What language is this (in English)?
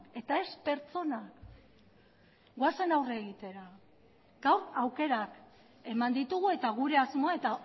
Basque